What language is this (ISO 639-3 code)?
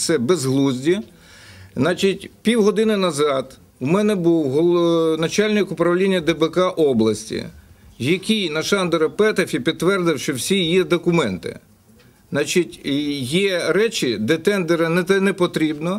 ukr